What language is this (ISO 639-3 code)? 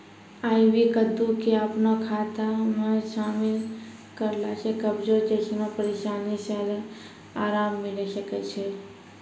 mai